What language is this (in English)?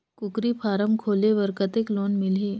Chhattisgarhi